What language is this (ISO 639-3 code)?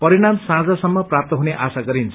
nep